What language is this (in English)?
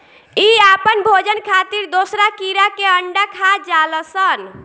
Bhojpuri